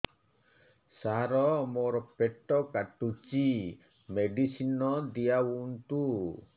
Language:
Odia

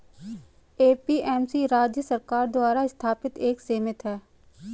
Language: Hindi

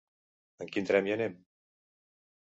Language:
Catalan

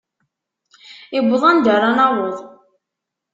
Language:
Kabyle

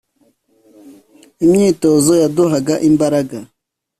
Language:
Kinyarwanda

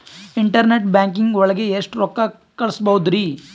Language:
Kannada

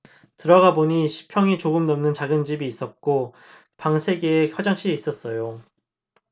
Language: Korean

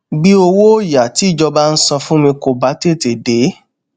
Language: Yoruba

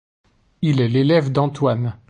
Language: French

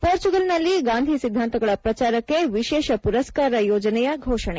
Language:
Kannada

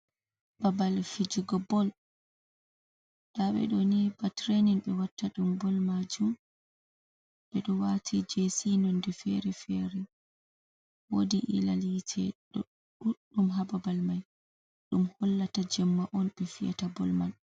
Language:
Fula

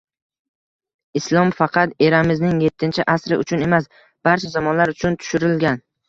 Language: Uzbek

